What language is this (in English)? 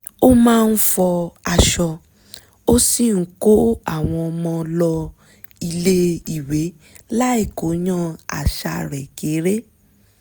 Yoruba